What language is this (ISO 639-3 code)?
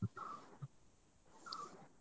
kan